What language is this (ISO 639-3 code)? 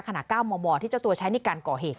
tha